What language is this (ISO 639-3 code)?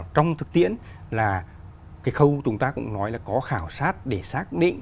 vie